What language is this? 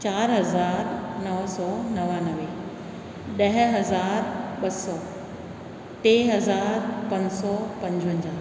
Sindhi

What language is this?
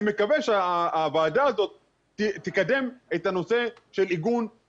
Hebrew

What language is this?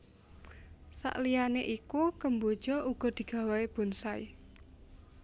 Javanese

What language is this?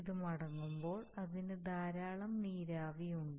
Malayalam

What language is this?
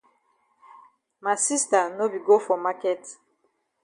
Cameroon Pidgin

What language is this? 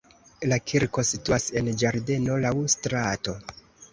Esperanto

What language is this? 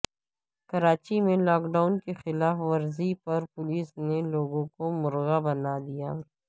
Urdu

